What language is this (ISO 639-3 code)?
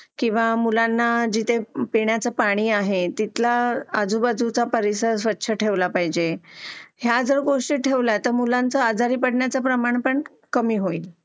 mar